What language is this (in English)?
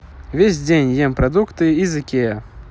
Russian